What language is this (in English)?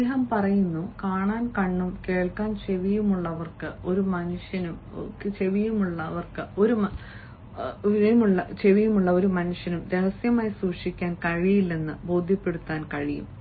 Malayalam